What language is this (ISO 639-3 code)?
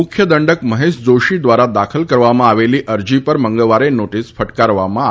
guj